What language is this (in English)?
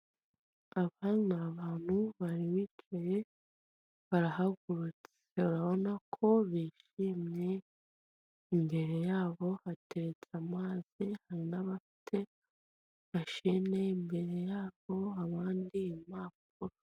Kinyarwanda